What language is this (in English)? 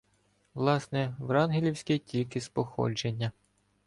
Ukrainian